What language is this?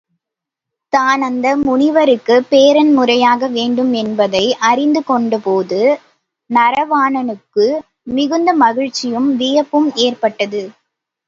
Tamil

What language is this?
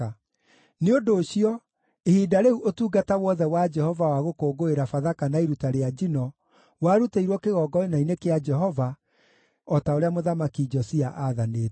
Kikuyu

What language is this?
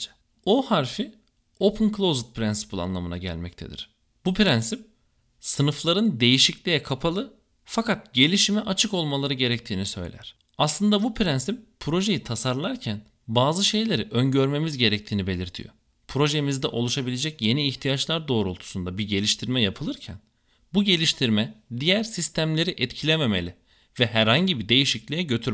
Turkish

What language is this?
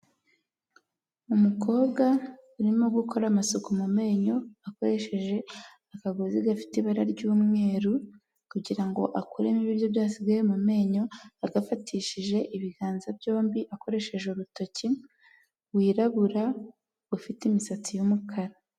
Kinyarwanda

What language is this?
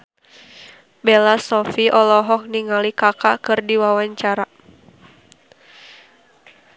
Sundanese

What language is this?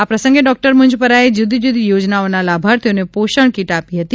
Gujarati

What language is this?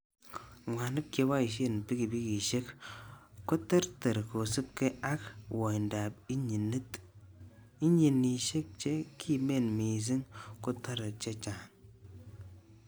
Kalenjin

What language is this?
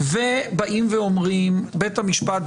Hebrew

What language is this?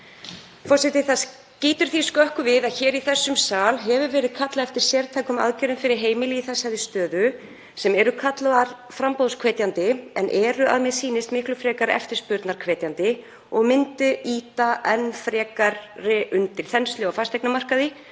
Icelandic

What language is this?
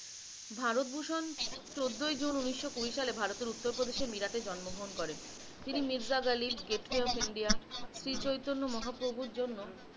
Bangla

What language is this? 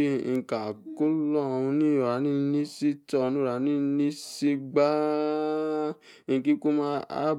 Yace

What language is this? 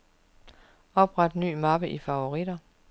Danish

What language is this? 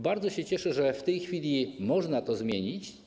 Polish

